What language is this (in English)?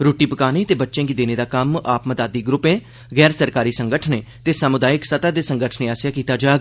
Dogri